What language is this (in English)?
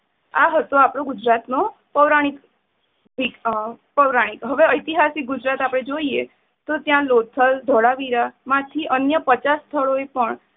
Gujarati